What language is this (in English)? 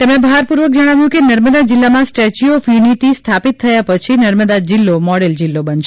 Gujarati